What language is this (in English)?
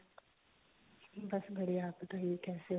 Punjabi